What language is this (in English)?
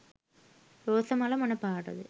Sinhala